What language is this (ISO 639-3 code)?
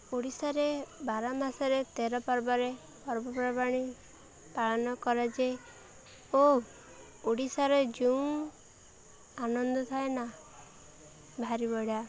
ori